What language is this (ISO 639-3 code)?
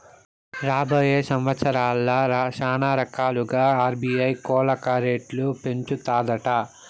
tel